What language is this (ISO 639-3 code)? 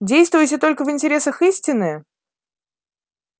rus